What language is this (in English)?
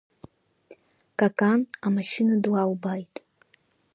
Abkhazian